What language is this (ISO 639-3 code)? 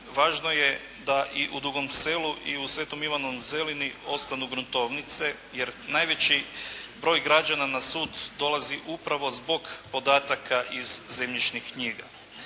hrv